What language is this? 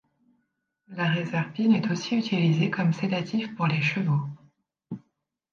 French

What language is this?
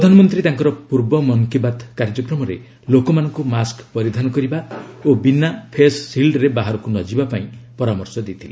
Odia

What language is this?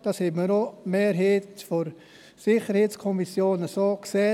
Swiss German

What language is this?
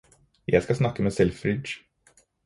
Norwegian Bokmål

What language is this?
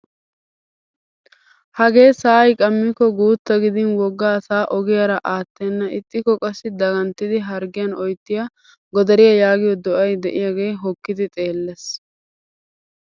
Wolaytta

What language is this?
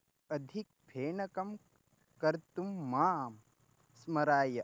Sanskrit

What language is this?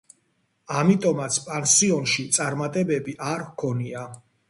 Georgian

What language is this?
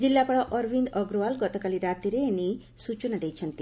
Odia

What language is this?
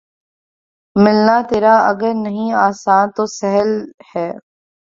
Urdu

